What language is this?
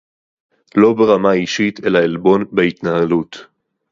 Hebrew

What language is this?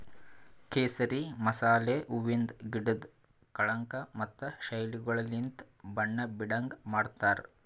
Kannada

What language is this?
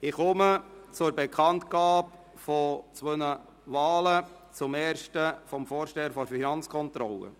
Swiss German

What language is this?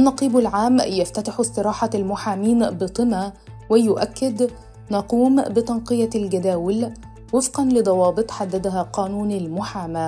Arabic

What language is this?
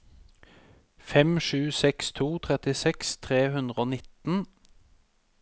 Norwegian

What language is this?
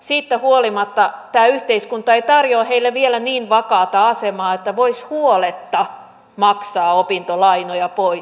Finnish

